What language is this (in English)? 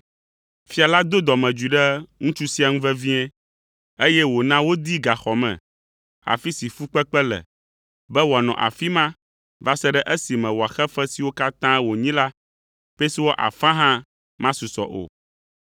Ewe